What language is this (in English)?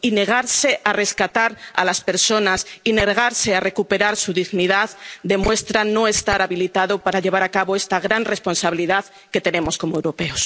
Spanish